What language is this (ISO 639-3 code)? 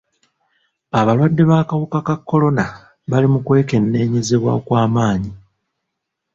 lug